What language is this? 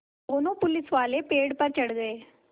Hindi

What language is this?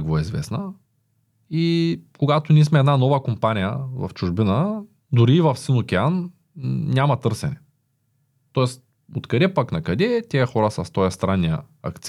Bulgarian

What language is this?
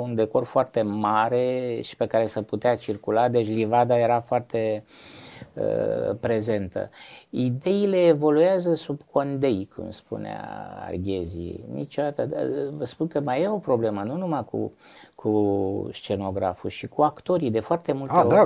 Romanian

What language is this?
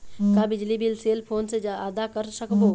Chhattisgarhi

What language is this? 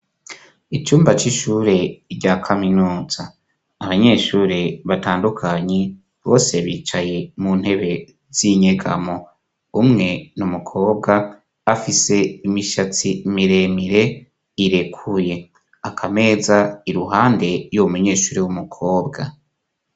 Rundi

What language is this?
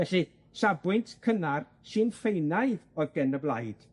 Welsh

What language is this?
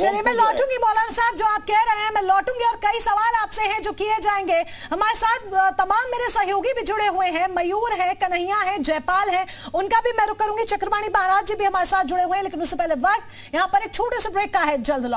Hindi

